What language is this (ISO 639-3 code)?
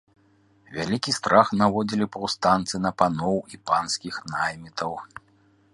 bel